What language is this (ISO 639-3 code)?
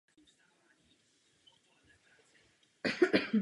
ces